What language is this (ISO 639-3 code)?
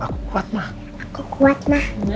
ind